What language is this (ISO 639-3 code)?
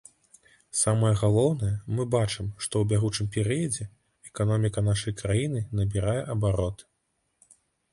bel